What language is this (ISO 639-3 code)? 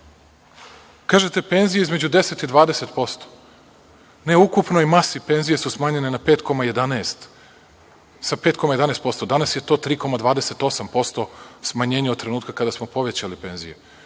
srp